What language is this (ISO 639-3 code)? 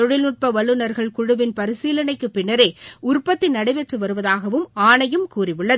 tam